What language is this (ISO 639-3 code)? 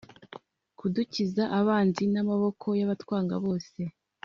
kin